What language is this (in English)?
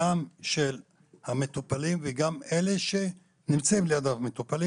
Hebrew